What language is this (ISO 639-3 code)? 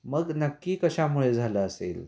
mar